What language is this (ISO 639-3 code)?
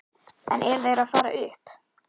isl